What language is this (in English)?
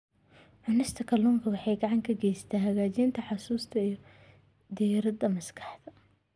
Somali